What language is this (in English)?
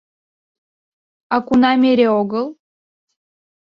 Mari